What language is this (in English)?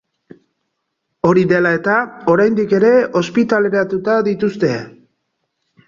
Basque